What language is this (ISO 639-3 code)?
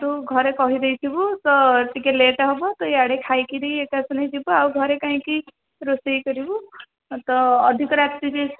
ori